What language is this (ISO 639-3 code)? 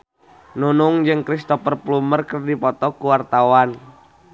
sun